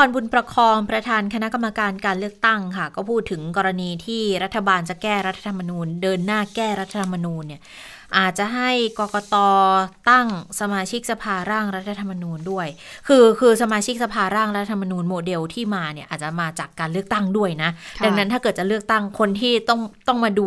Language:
Thai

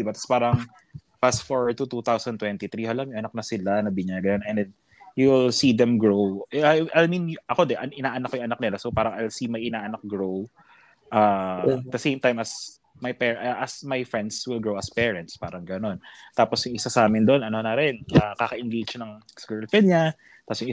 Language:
Filipino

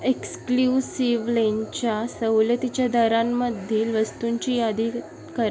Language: Marathi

